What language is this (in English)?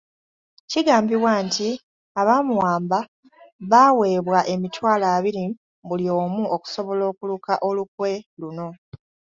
Ganda